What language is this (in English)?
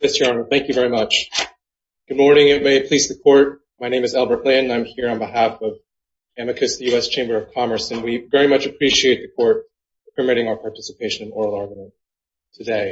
English